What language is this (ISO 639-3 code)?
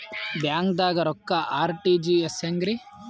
kan